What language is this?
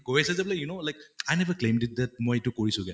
Assamese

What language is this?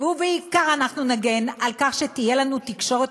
Hebrew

